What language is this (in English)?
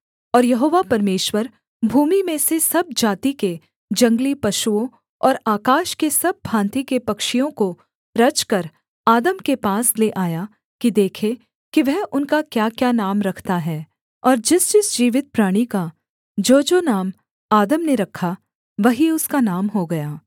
Hindi